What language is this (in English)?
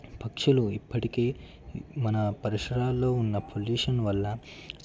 Telugu